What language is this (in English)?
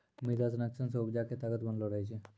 Maithili